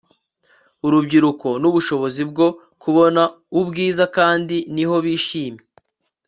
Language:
Kinyarwanda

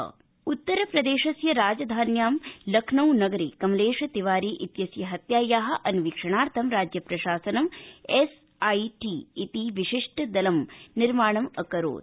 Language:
Sanskrit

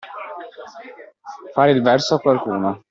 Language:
Italian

